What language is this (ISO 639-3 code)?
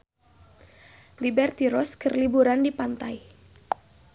sun